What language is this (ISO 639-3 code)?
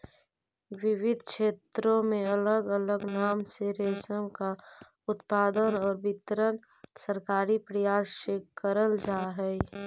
mag